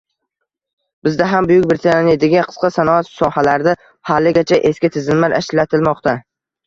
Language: Uzbek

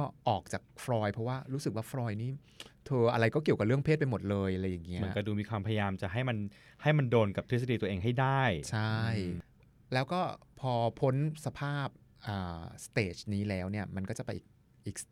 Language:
Thai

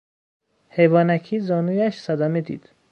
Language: Persian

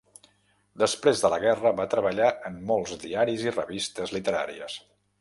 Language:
Catalan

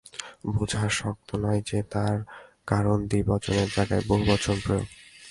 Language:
Bangla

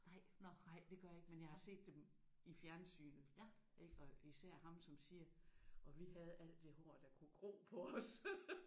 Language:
Danish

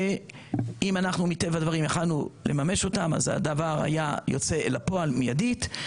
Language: Hebrew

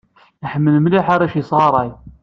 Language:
Kabyle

